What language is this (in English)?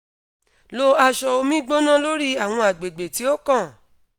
Yoruba